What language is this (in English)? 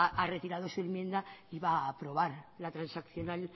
Spanish